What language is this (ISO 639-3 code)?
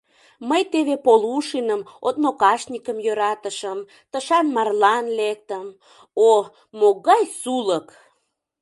chm